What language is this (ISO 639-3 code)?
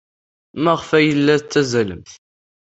kab